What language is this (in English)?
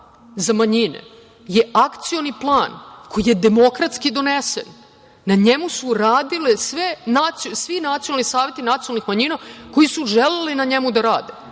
Serbian